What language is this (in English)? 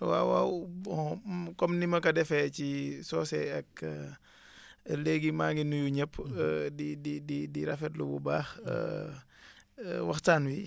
Wolof